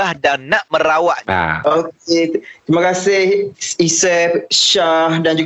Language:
Malay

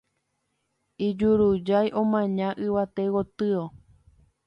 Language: Guarani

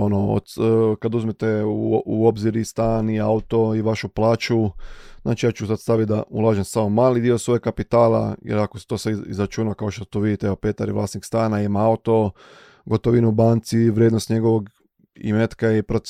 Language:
Croatian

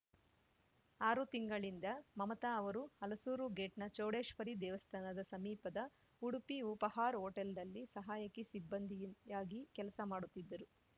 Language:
Kannada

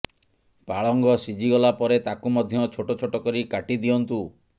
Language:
Odia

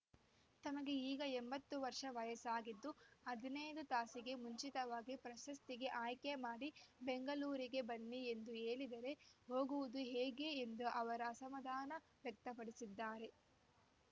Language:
Kannada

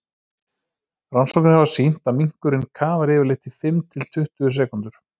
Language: Icelandic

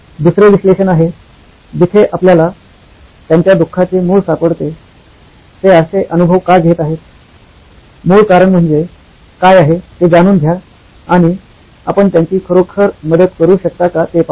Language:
Marathi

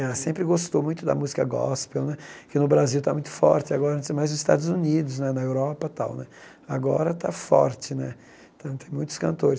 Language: Portuguese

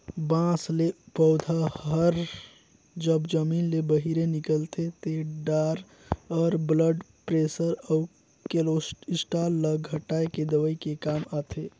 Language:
Chhattisgarhi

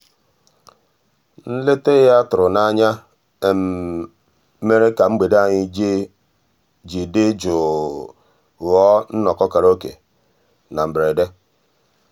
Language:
Igbo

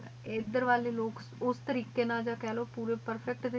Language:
Punjabi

